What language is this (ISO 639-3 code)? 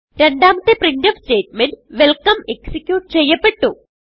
mal